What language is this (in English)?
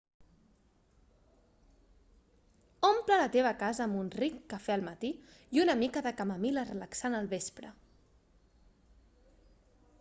Catalan